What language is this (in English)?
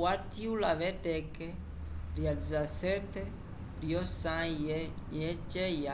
Umbundu